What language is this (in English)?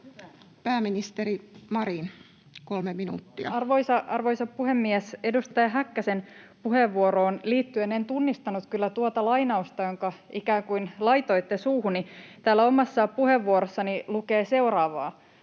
Finnish